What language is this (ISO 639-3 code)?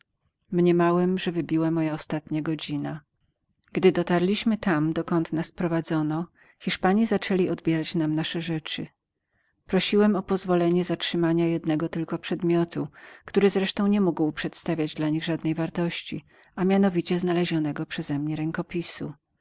pol